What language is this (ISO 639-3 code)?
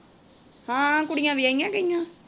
pan